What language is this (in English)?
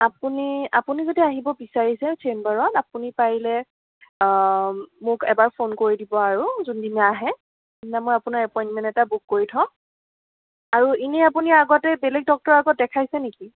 Assamese